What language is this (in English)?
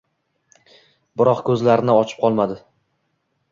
Uzbek